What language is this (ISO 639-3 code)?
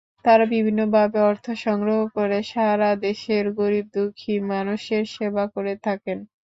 ben